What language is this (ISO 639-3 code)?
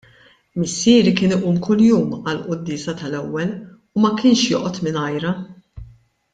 mlt